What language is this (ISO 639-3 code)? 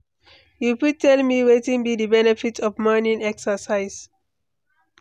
pcm